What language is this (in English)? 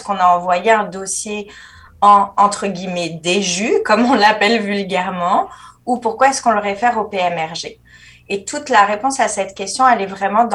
French